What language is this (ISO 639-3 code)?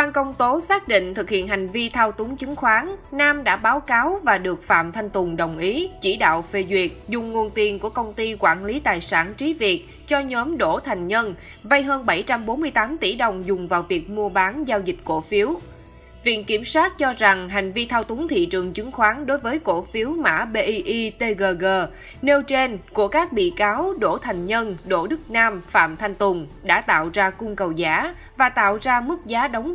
vie